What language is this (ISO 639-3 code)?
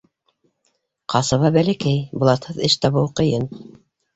bak